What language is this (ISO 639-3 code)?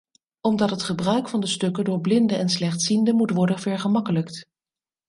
nld